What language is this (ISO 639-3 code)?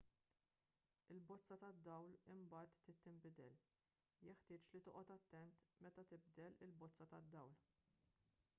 mlt